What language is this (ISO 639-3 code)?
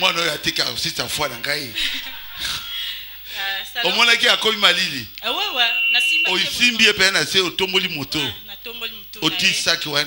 fra